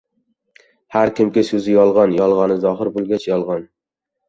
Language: Uzbek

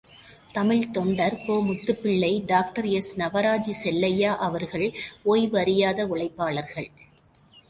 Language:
Tamil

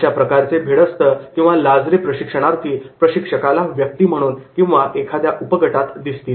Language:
Marathi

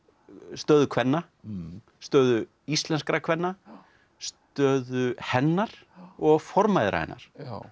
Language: Icelandic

